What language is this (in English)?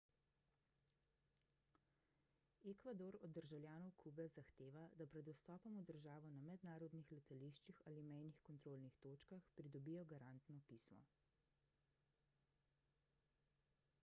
Slovenian